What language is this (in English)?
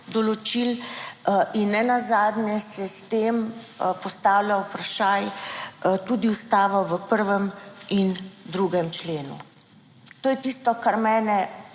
Slovenian